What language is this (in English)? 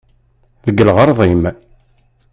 Kabyle